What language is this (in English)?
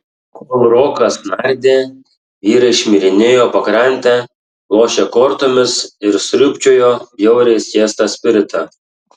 Lithuanian